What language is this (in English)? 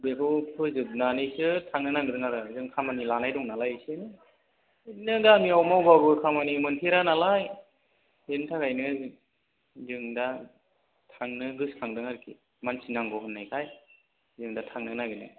Bodo